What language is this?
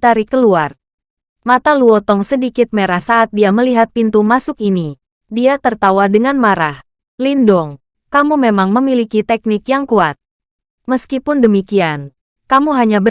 Indonesian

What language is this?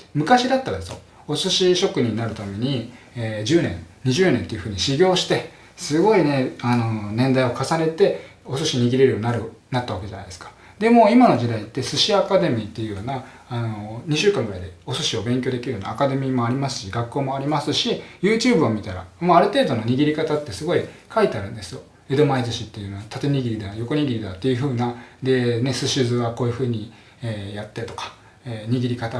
Japanese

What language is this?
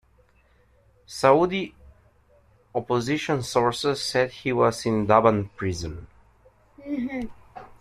English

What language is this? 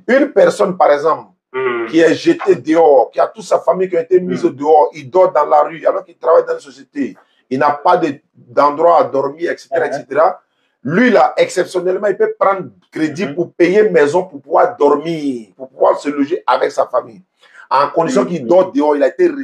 French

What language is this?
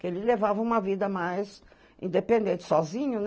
Portuguese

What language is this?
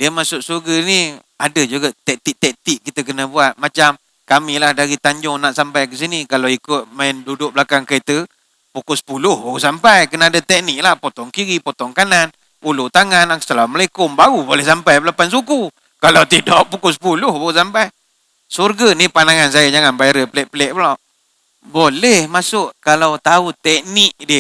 Malay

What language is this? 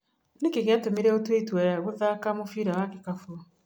Kikuyu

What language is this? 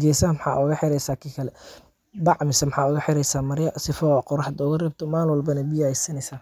Somali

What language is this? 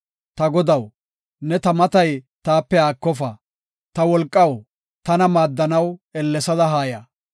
Gofa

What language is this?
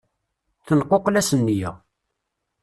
Kabyle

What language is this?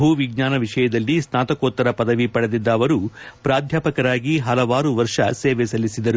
Kannada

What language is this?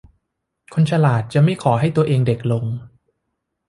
Thai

